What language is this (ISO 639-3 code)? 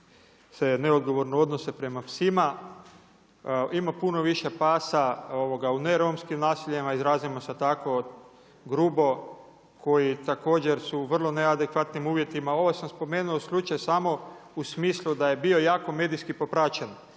hrv